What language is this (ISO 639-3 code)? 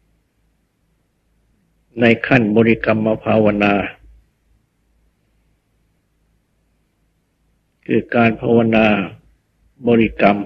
tha